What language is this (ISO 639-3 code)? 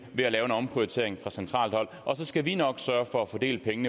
dan